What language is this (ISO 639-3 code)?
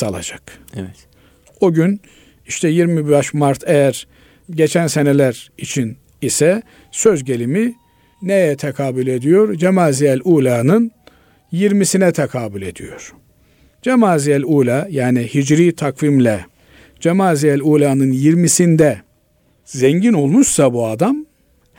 tur